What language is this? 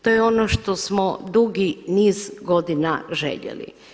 Croatian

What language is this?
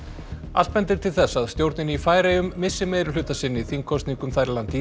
Icelandic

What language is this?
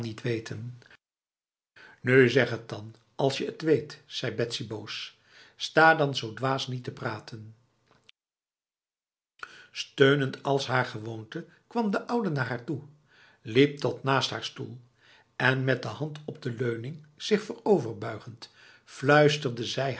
Dutch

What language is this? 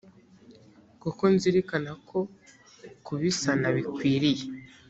Kinyarwanda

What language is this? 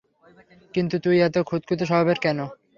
Bangla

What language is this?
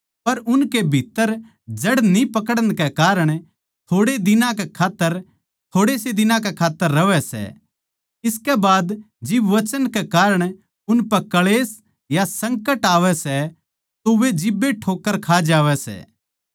Haryanvi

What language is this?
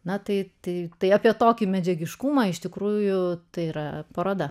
Lithuanian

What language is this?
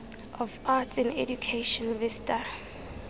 Tswana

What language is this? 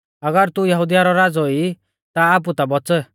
Mahasu Pahari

